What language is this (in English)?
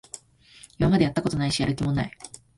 Japanese